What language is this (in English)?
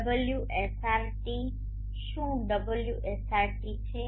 Gujarati